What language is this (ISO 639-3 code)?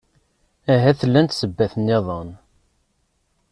kab